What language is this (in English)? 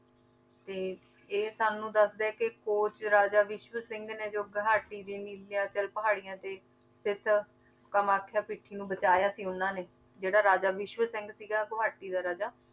Punjabi